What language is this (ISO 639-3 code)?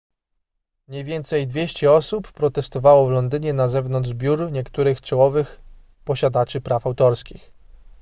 pol